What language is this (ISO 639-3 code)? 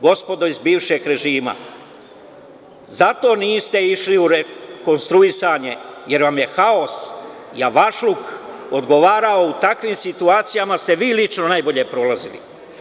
srp